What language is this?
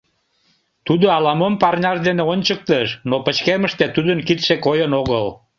Mari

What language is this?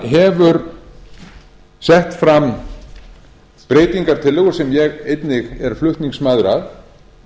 Icelandic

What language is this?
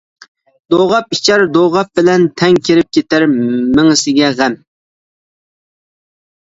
Uyghur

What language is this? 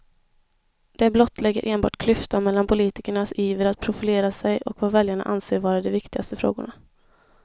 Swedish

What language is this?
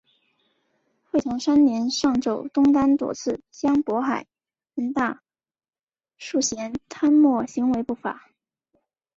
Chinese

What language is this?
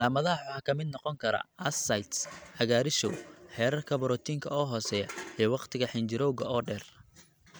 Somali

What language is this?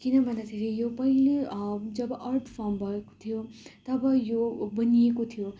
Nepali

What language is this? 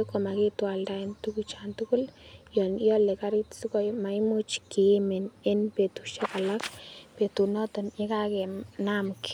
Kalenjin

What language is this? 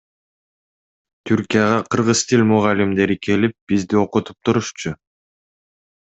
Kyrgyz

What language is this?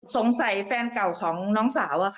Thai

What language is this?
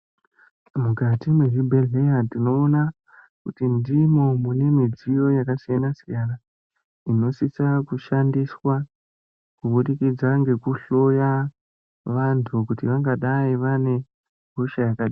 Ndau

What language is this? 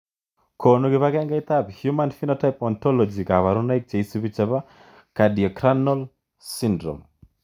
Kalenjin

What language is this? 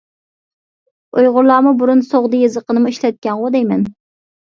Uyghur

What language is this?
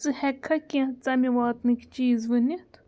Kashmiri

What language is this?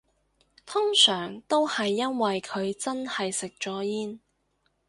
Cantonese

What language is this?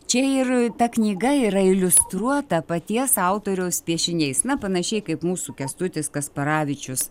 Lithuanian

